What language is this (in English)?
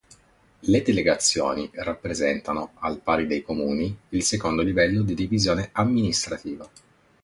Italian